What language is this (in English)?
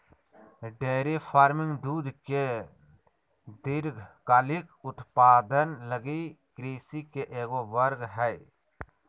Magahi